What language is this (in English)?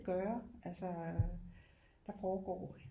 Danish